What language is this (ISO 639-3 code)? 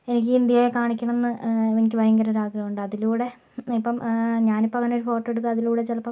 mal